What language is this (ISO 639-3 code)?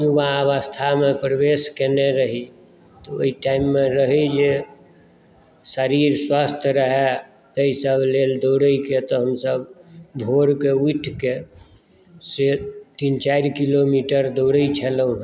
mai